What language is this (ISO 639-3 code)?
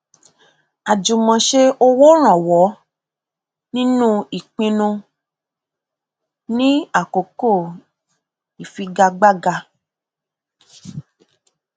yor